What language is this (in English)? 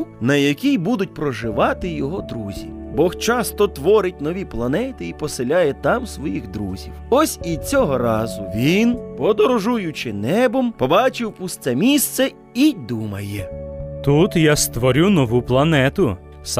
Ukrainian